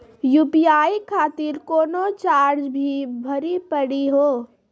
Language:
Maithili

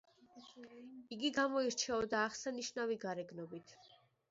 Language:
Georgian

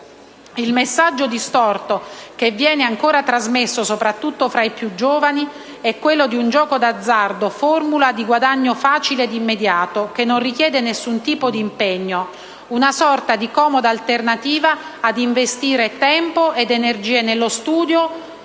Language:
Italian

